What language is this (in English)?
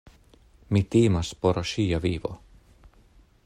Esperanto